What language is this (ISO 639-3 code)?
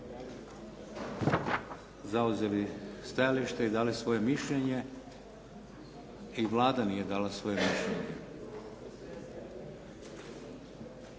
hrv